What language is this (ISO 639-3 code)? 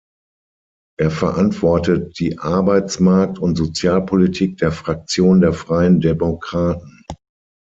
deu